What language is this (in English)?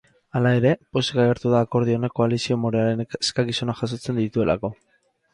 Basque